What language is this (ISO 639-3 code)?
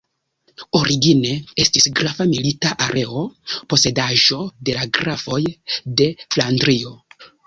epo